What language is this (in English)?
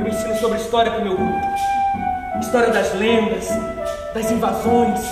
Portuguese